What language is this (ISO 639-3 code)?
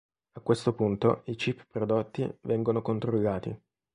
ita